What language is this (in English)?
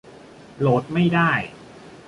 Thai